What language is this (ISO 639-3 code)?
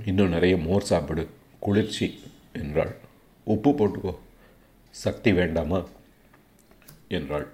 tam